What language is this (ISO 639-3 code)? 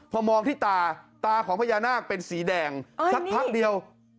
tha